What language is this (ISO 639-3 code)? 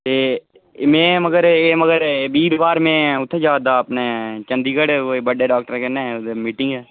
doi